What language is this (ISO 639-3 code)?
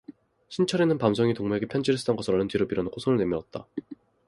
kor